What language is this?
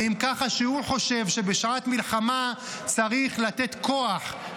Hebrew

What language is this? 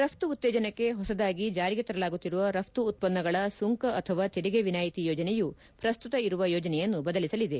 Kannada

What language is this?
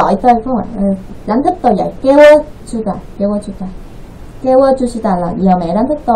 Vietnamese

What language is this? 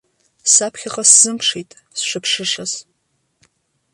Abkhazian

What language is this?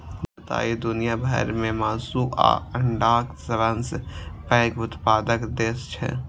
Maithili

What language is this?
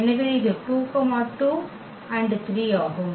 Tamil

